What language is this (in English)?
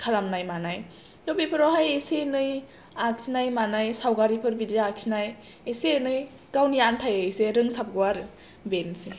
Bodo